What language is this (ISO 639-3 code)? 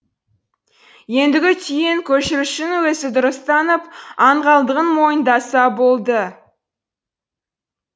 kaz